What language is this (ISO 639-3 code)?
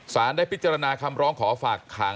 tha